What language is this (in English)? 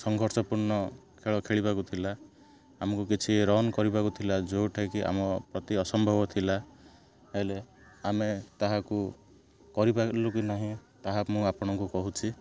Odia